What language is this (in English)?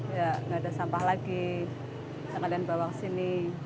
Indonesian